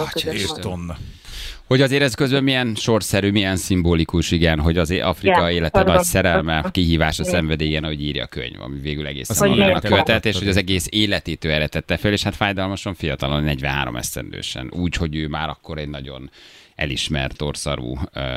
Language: Hungarian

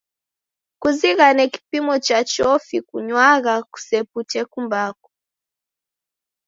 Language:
Taita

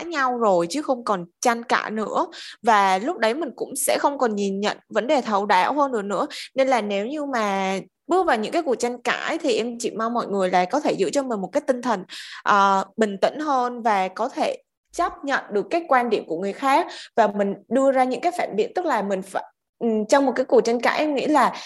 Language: Vietnamese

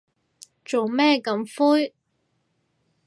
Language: Cantonese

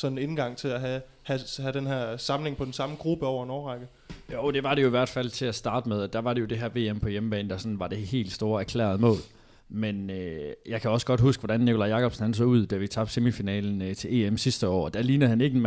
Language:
Danish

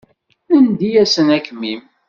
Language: Kabyle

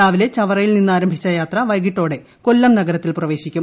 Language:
Malayalam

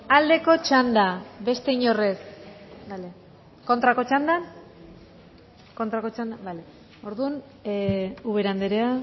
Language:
Basque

